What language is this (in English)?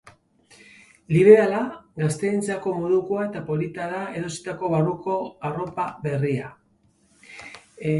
Basque